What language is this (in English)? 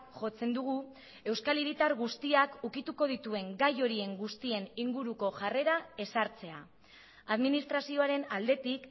Basque